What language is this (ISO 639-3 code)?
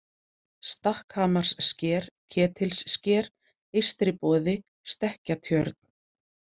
isl